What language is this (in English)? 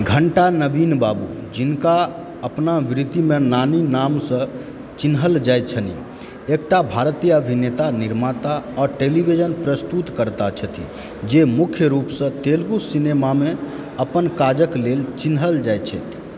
Maithili